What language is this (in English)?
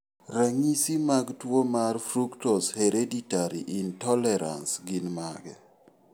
Luo (Kenya and Tanzania)